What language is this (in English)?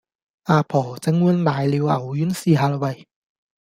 Cantonese